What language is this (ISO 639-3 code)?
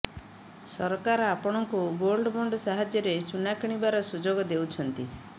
ori